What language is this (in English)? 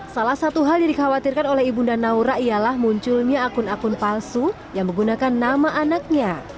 Indonesian